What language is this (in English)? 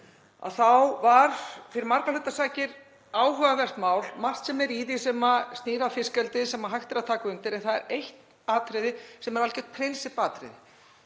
Icelandic